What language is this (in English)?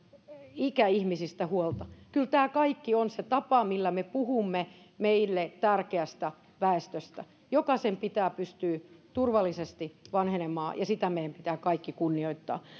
Finnish